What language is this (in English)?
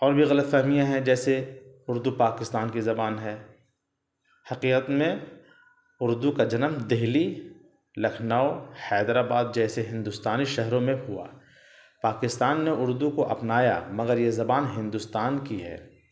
Urdu